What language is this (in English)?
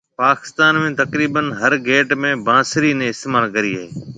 Marwari (Pakistan)